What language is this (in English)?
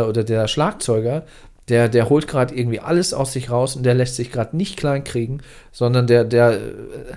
German